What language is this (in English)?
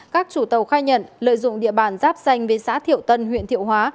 Vietnamese